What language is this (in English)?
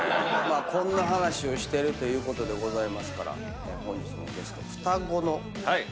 Japanese